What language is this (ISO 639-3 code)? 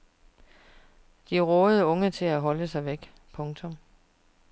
dan